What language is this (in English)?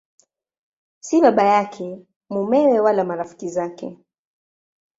Swahili